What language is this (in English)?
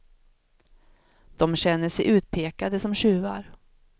Swedish